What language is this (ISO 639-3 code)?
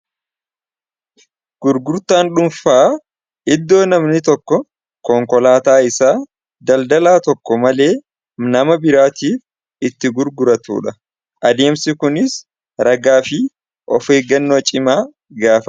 orm